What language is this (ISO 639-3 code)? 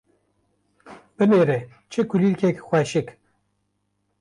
kur